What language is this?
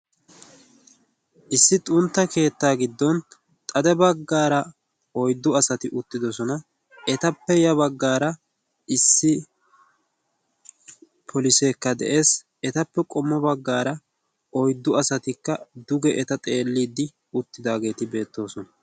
Wolaytta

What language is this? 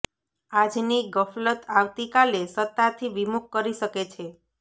Gujarati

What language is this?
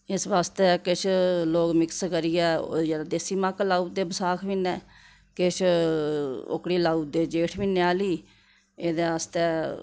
Dogri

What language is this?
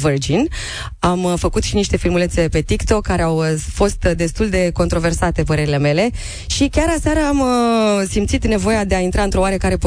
Romanian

